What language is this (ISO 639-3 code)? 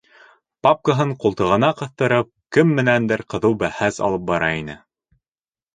bak